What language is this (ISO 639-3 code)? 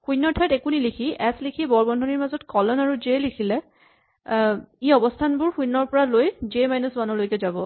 asm